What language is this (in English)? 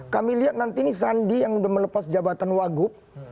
Indonesian